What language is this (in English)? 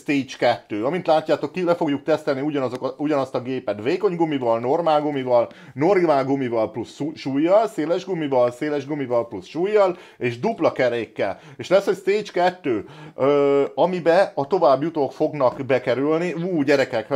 Hungarian